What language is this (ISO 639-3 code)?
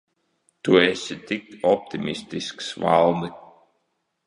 lav